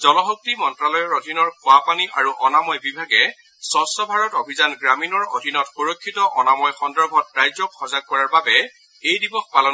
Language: Assamese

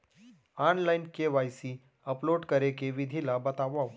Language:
Chhattisgarhi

